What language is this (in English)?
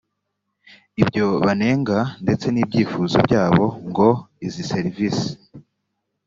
Kinyarwanda